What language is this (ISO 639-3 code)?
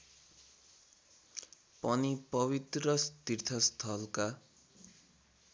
nep